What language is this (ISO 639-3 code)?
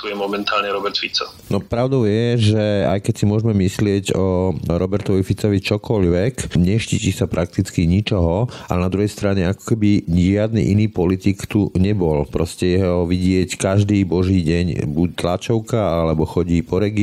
slk